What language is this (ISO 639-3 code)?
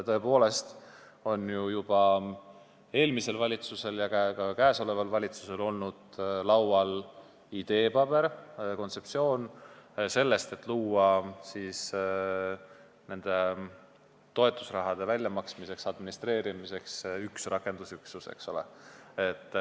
est